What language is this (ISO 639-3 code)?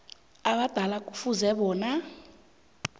nbl